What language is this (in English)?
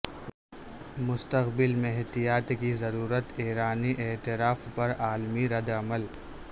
Urdu